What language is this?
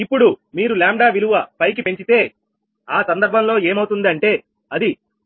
Telugu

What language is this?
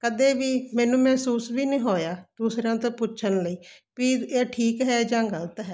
Punjabi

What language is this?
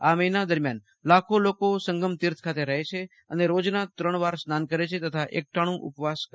Gujarati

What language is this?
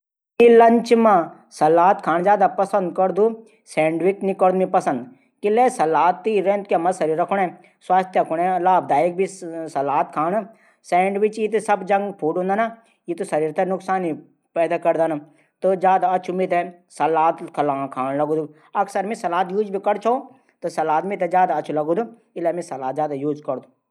Garhwali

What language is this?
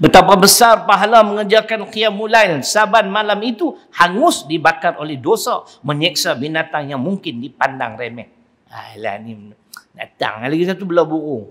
Malay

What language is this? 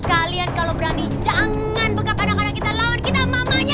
Indonesian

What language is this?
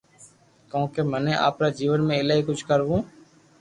Loarki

